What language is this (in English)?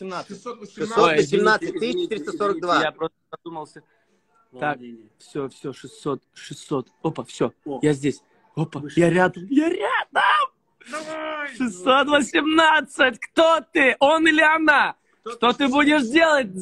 Russian